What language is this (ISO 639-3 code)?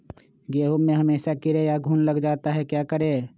mag